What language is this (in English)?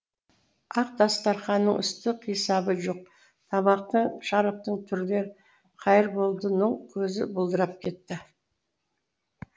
Kazakh